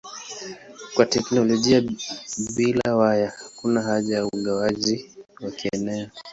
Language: Swahili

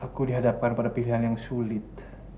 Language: Indonesian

